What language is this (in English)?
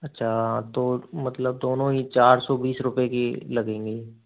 Hindi